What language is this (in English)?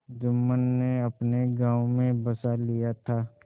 Hindi